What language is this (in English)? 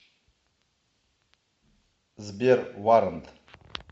Russian